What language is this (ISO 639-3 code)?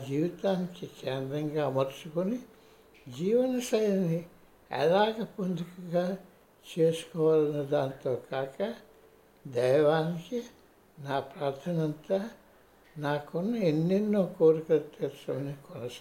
tel